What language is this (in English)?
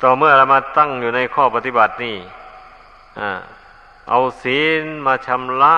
Thai